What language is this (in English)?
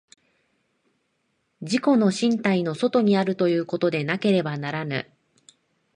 Japanese